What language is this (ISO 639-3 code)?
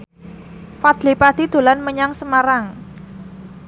jav